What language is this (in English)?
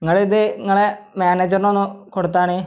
Malayalam